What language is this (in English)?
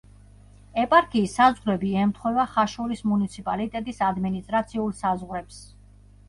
Georgian